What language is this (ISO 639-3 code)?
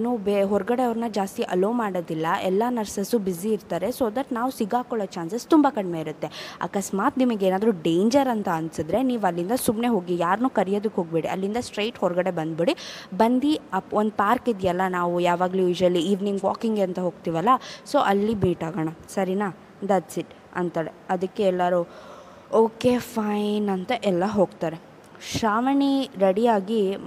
kan